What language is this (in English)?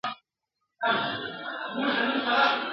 Pashto